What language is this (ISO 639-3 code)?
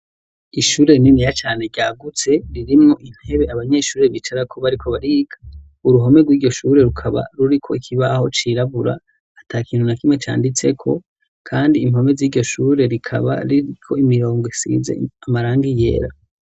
run